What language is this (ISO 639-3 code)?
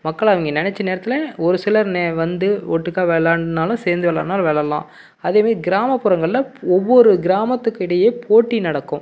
tam